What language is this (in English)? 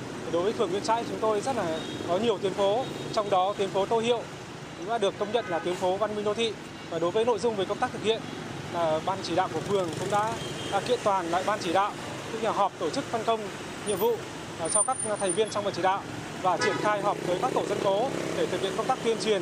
Vietnamese